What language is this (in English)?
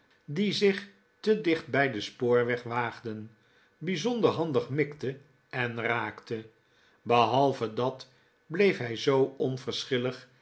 Dutch